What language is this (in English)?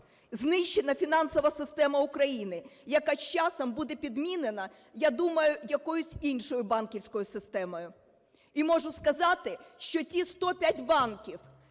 Ukrainian